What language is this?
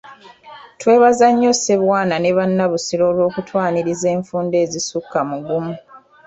Ganda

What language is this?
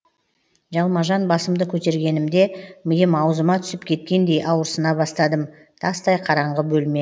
Kazakh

